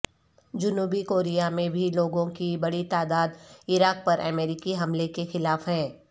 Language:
Urdu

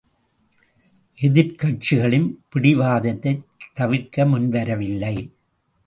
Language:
Tamil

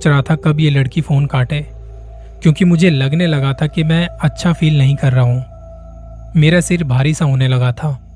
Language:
Hindi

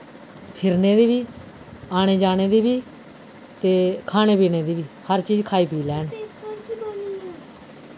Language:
Dogri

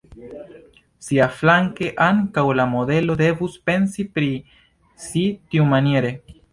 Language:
Esperanto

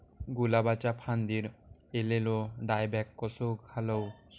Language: Marathi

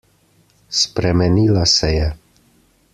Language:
Slovenian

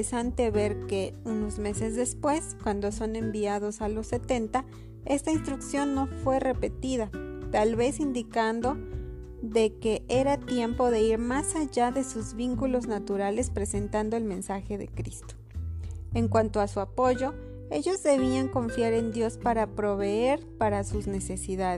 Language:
Spanish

